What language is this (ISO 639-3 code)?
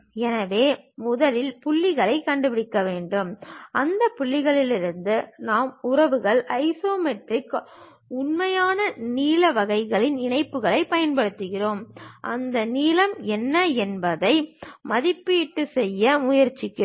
tam